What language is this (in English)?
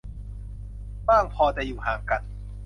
Thai